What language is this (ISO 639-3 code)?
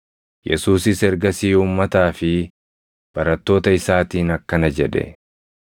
orm